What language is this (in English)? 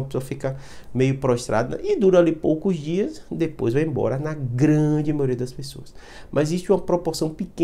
Portuguese